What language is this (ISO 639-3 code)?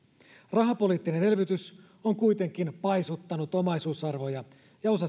fin